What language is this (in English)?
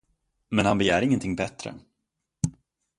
Swedish